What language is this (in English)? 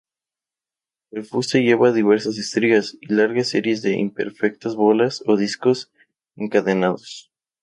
Spanish